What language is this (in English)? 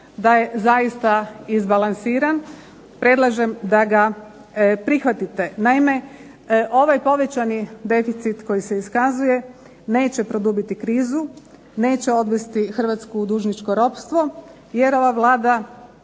Croatian